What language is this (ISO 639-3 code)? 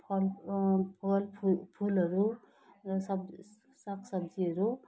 nep